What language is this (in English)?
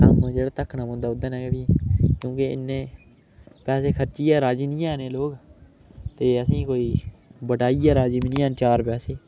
Dogri